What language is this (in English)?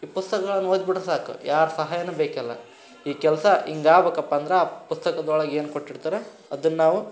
Kannada